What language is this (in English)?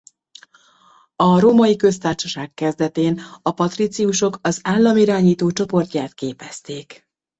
Hungarian